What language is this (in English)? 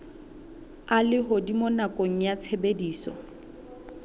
Southern Sotho